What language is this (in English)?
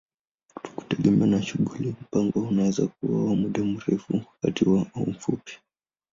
Swahili